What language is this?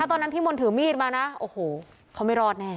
Thai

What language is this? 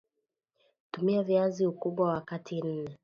Swahili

